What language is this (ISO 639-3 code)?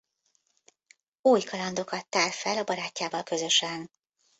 hun